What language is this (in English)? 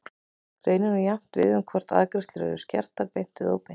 Icelandic